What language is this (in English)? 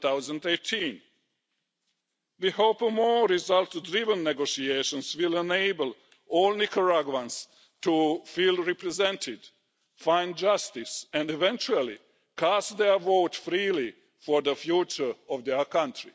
English